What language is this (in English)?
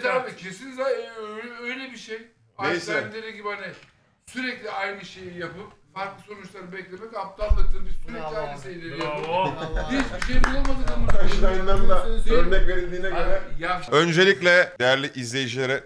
Turkish